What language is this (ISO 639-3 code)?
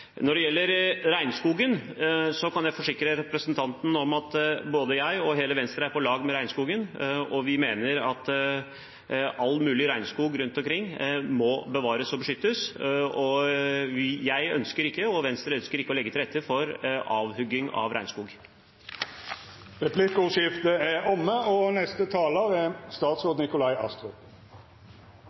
nor